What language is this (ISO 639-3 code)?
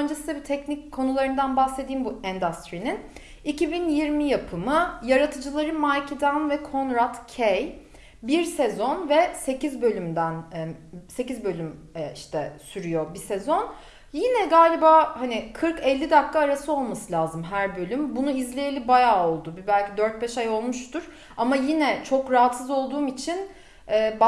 tur